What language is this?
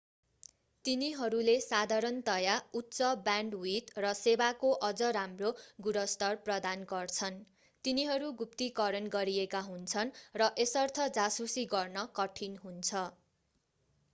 Nepali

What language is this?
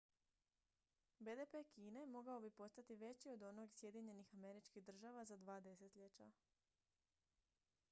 Croatian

